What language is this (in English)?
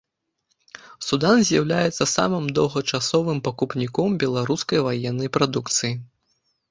Belarusian